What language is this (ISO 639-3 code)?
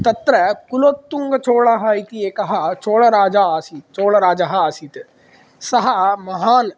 san